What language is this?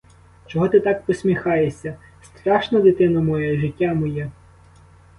Ukrainian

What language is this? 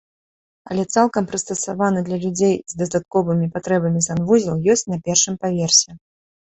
Belarusian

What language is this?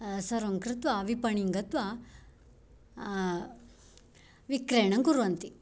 Sanskrit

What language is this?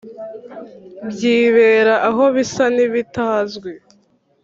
Kinyarwanda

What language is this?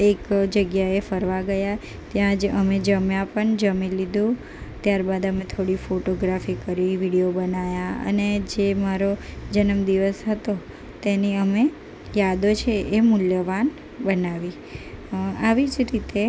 Gujarati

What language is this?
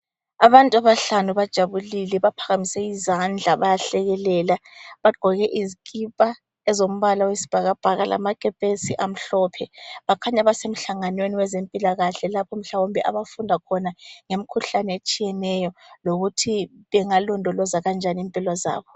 North Ndebele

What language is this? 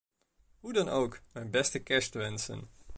Dutch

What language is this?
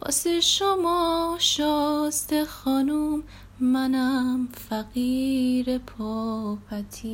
Persian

